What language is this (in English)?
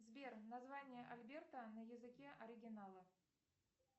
Russian